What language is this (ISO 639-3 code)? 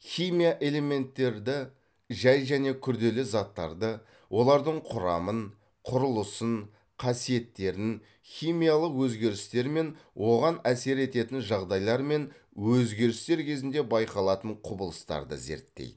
kaz